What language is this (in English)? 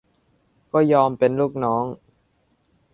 Thai